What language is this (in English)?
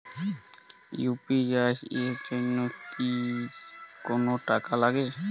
Bangla